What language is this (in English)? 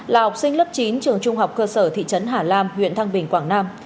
Vietnamese